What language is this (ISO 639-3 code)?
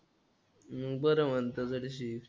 mar